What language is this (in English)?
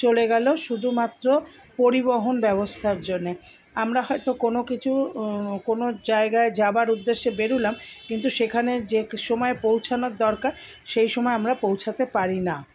Bangla